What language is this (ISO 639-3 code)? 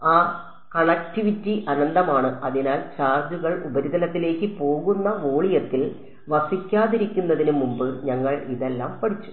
mal